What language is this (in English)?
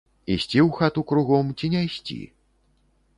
Belarusian